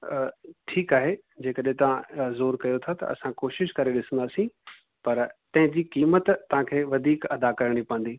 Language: Sindhi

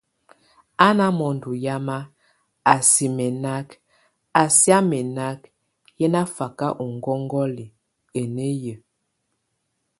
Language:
Tunen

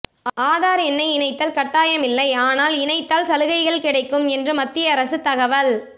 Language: Tamil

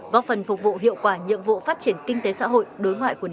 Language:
Vietnamese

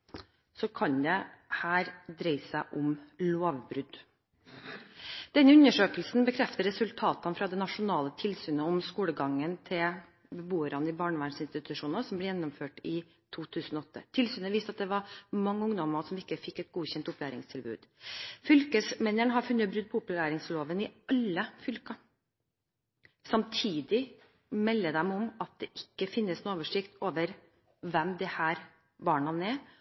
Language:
Norwegian Bokmål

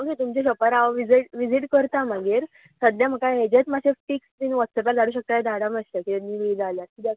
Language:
Konkani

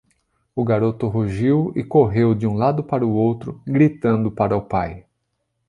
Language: Portuguese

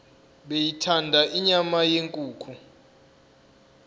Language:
Zulu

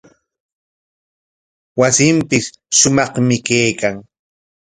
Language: Corongo Ancash Quechua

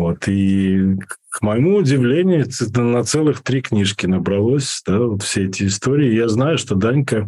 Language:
Russian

